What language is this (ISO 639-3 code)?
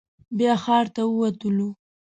pus